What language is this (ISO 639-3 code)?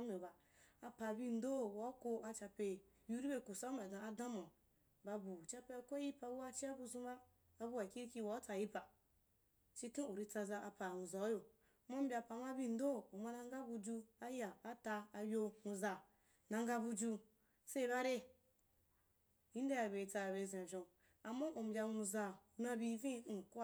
juk